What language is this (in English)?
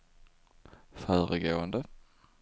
Swedish